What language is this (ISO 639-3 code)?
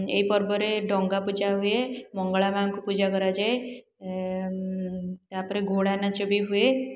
ori